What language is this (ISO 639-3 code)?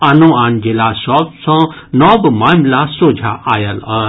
mai